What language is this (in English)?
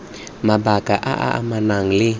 Tswana